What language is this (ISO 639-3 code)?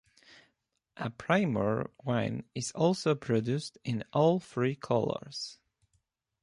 eng